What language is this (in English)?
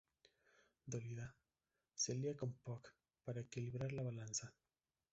Spanish